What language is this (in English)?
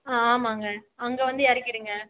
Tamil